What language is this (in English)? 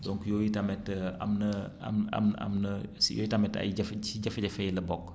Wolof